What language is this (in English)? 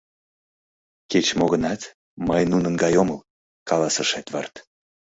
Mari